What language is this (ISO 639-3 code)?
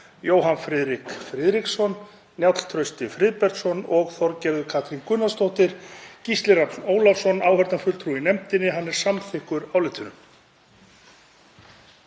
isl